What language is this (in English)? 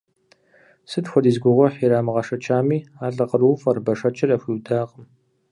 Kabardian